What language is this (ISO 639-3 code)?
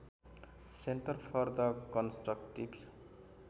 nep